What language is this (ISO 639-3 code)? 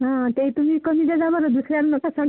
mar